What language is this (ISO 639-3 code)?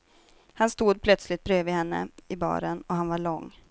swe